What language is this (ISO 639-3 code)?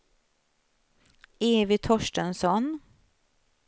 swe